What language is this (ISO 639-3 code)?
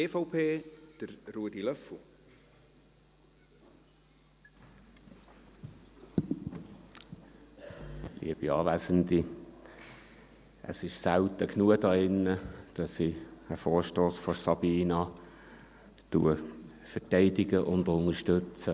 gsw